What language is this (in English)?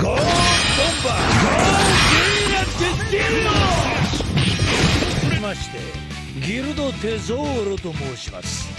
Japanese